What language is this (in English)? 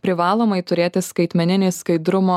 Lithuanian